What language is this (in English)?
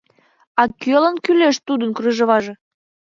Mari